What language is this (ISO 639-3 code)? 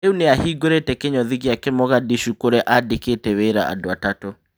kik